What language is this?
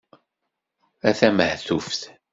Kabyle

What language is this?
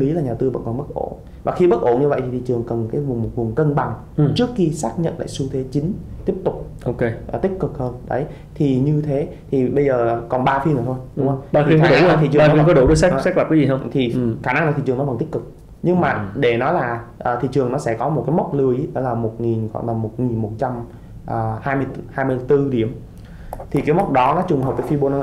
Vietnamese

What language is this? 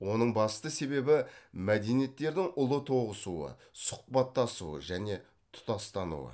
Kazakh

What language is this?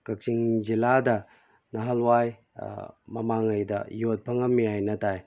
Manipuri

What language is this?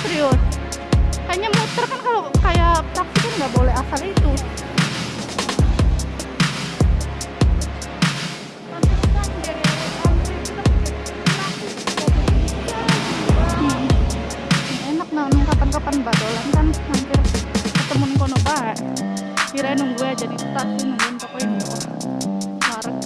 Indonesian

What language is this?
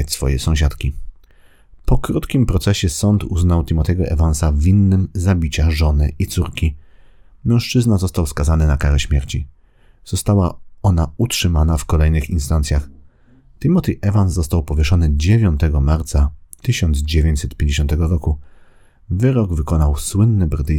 Polish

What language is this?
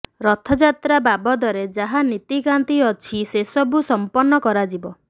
Odia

